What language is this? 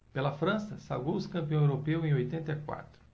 Portuguese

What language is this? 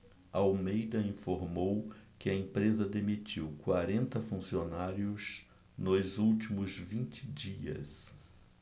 Portuguese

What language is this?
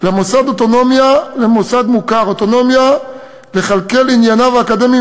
Hebrew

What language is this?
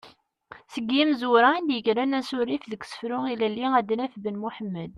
Kabyle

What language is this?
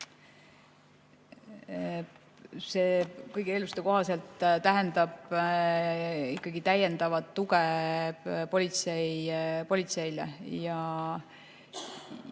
Estonian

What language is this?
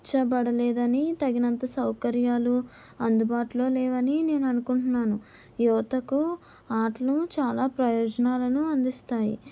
Telugu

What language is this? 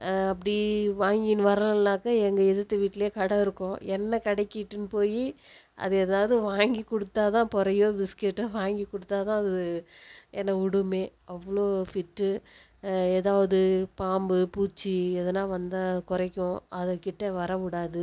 Tamil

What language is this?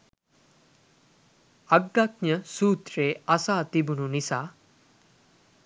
Sinhala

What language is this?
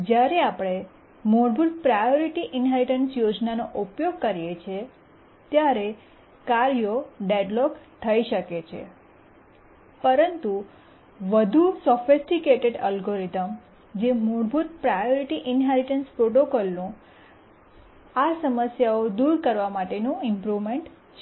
Gujarati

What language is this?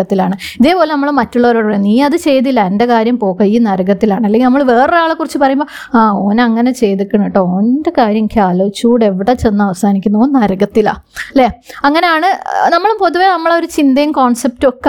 Malayalam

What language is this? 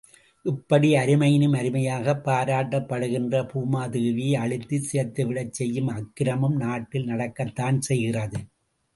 Tamil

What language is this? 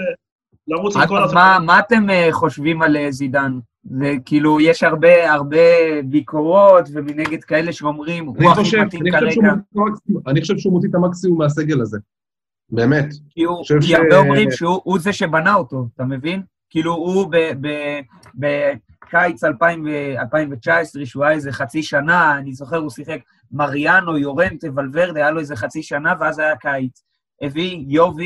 Hebrew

